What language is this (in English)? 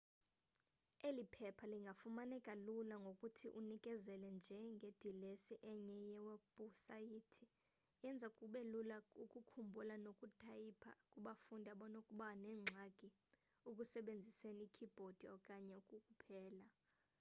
Xhosa